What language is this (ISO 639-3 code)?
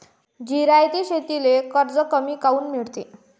mar